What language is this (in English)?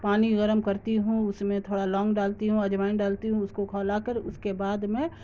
Urdu